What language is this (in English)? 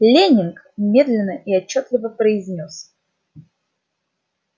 Russian